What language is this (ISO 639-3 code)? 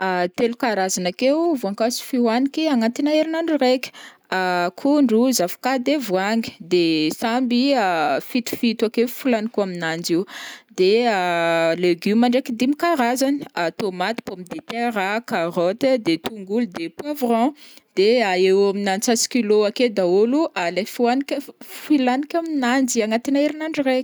bmm